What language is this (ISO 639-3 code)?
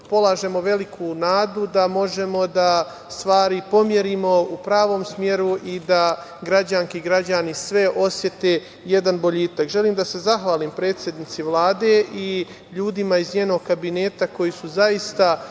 srp